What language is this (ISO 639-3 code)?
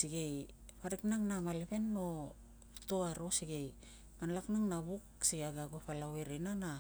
lcm